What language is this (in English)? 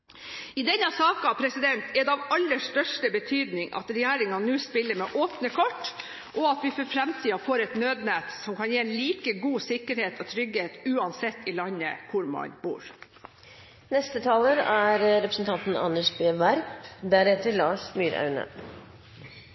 Norwegian Bokmål